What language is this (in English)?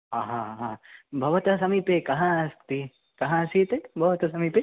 Sanskrit